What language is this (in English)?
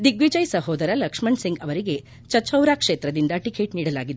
Kannada